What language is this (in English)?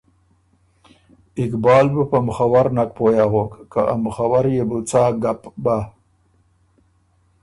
Ormuri